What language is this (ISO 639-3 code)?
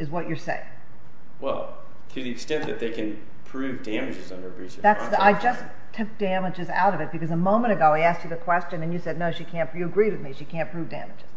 eng